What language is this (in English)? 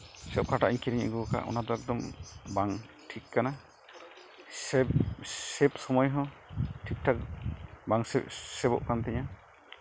Santali